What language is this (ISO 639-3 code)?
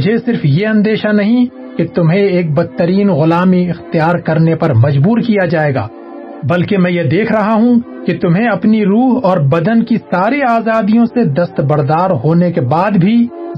urd